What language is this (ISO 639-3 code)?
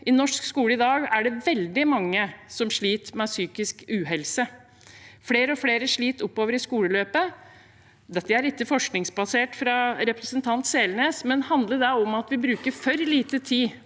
nor